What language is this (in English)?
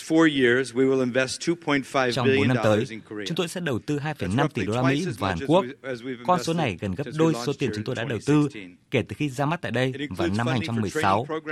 Vietnamese